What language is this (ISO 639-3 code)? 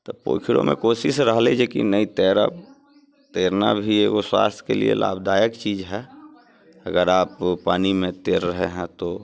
mai